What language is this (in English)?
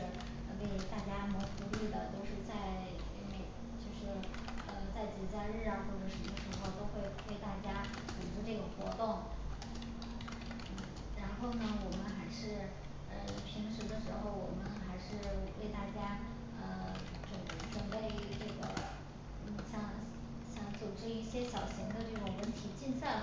Chinese